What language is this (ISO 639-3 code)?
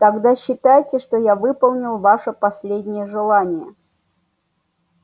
rus